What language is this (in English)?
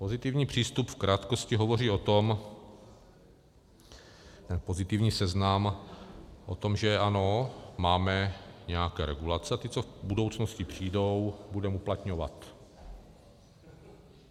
Czech